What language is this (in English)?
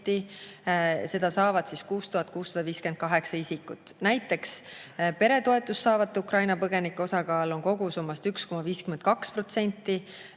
Estonian